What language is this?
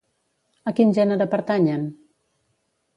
Catalan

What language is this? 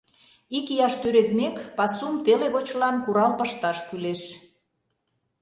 Mari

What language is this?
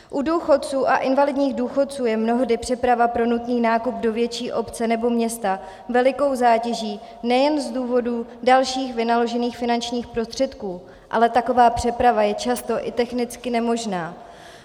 Czech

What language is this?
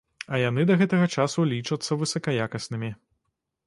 Belarusian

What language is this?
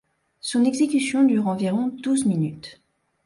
French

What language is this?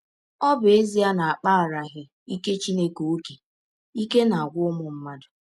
Igbo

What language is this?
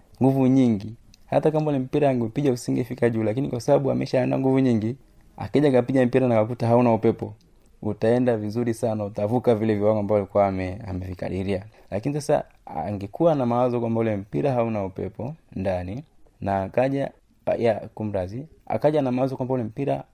Swahili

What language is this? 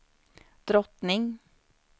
Swedish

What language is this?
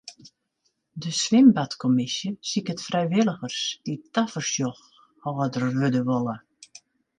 Western Frisian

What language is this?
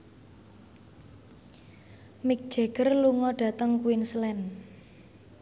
Javanese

